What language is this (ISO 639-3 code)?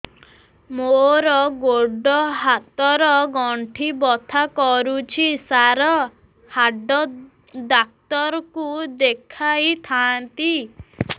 ori